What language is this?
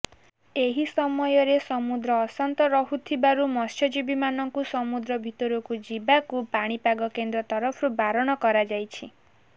Odia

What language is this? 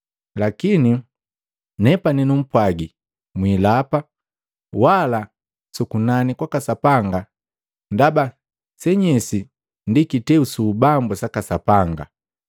Matengo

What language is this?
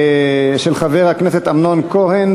Hebrew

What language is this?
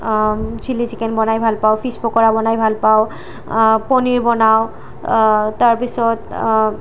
Assamese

